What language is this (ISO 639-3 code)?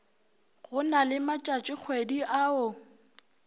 nso